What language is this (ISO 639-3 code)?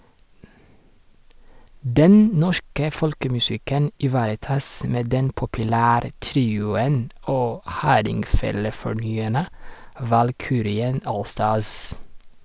nor